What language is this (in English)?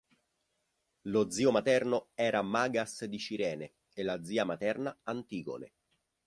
Italian